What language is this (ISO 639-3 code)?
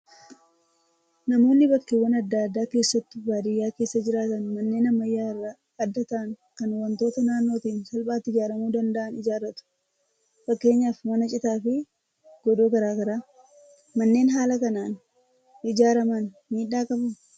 orm